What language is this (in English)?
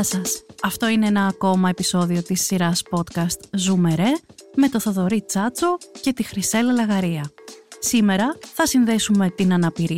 Greek